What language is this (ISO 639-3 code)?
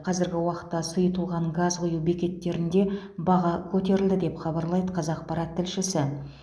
kaz